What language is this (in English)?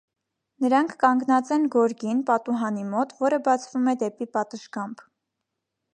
Armenian